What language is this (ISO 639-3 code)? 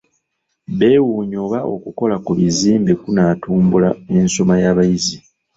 lug